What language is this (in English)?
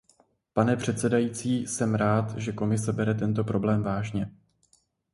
Czech